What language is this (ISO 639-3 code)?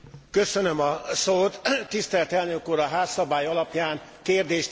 hun